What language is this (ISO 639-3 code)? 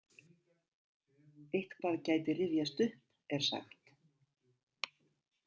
isl